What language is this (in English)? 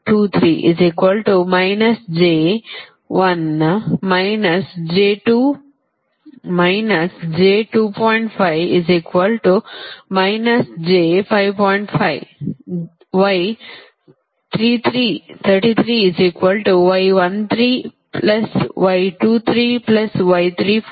Kannada